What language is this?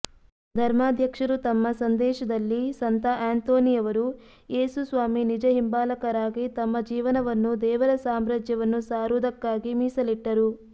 Kannada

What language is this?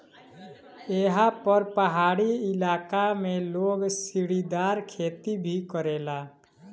Bhojpuri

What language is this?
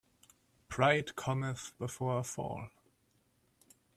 English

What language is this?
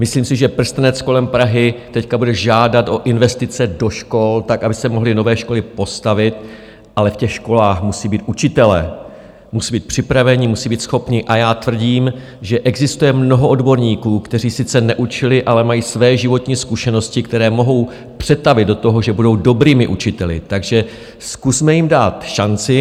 Czech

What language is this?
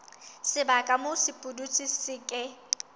Southern Sotho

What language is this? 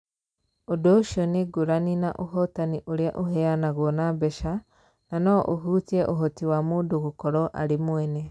Kikuyu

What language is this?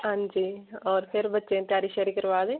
Dogri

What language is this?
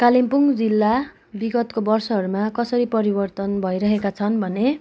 Nepali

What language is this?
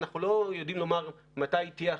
Hebrew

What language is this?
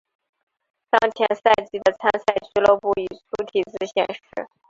Chinese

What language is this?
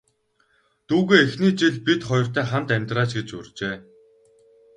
Mongolian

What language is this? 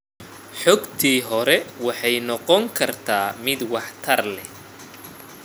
Somali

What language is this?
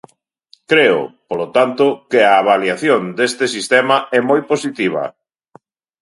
Galician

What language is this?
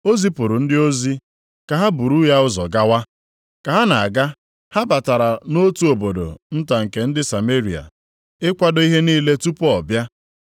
Igbo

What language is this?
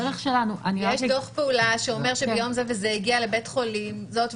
Hebrew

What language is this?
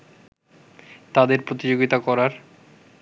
Bangla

